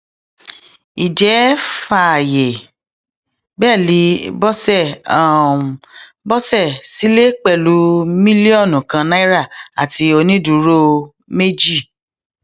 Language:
Yoruba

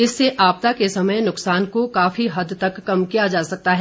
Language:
Hindi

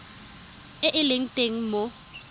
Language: Tswana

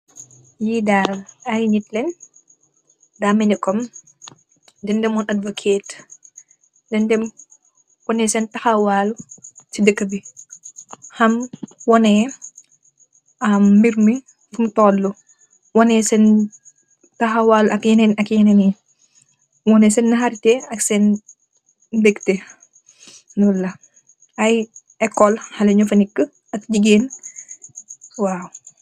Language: Wolof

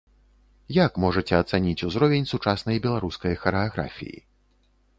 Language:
Belarusian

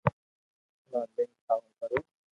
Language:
Loarki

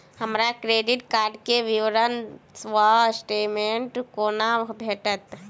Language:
Maithili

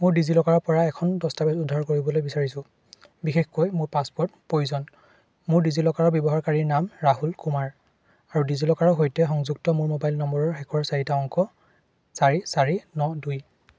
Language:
Assamese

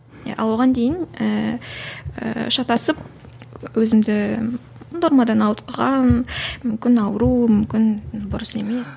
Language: Kazakh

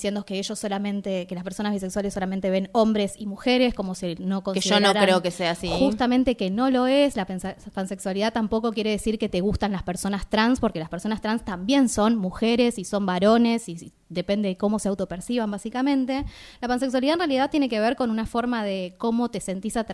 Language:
Spanish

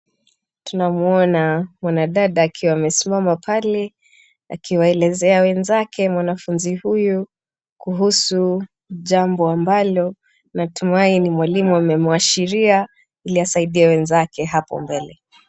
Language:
Swahili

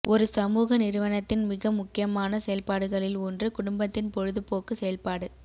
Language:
Tamil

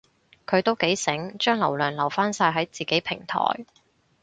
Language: Cantonese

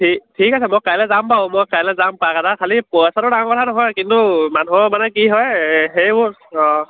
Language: Assamese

